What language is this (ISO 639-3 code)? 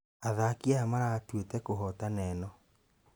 kik